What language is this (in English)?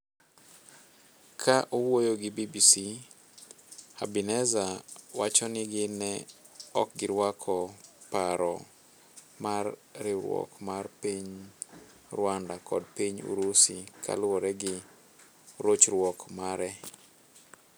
Luo (Kenya and Tanzania)